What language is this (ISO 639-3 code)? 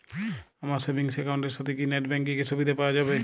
ben